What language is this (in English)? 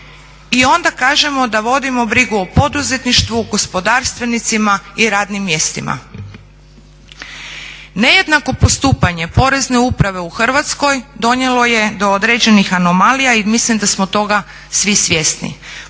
Croatian